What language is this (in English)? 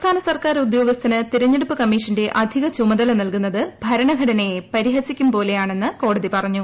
Malayalam